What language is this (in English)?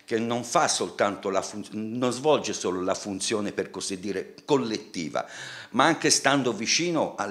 Italian